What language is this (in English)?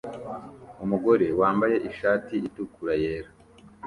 Kinyarwanda